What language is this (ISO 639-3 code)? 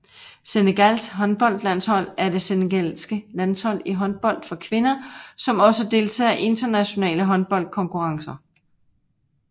dan